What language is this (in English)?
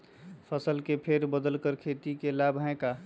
Magahi